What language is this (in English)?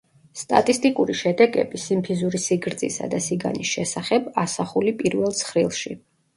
Georgian